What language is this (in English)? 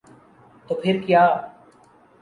Urdu